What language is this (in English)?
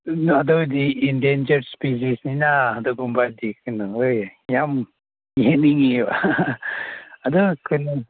Manipuri